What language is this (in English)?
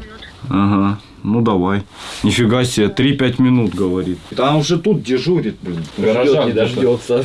Russian